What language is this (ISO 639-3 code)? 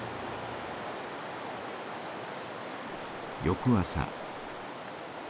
jpn